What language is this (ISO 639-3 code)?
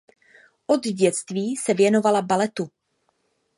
ces